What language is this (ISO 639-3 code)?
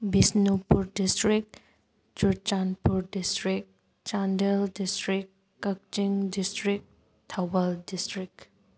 mni